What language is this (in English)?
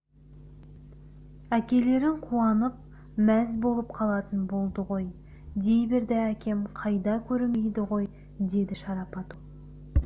Kazakh